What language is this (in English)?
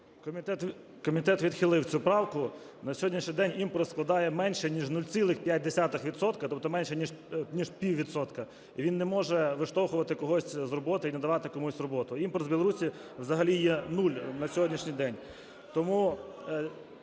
Ukrainian